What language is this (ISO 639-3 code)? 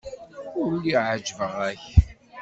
kab